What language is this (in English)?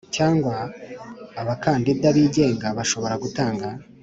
Kinyarwanda